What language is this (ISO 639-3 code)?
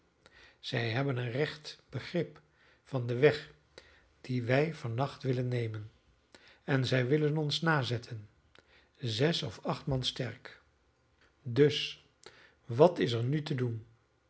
nld